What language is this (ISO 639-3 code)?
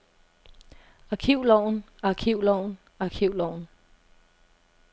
dan